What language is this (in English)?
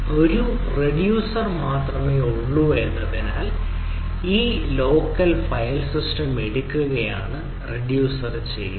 Malayalam